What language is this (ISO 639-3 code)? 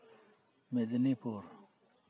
sat